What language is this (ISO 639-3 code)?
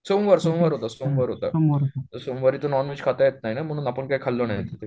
mar